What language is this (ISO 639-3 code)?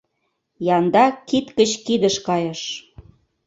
chm